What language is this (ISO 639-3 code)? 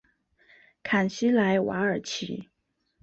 zho